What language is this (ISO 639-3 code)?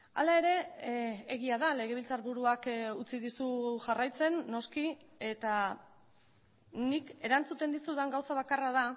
eus